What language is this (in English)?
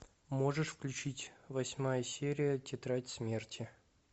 Russian